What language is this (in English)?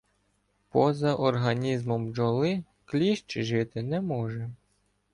Ukrainian